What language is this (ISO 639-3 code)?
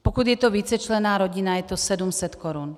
ces